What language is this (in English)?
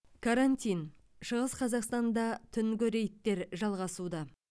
Kazakh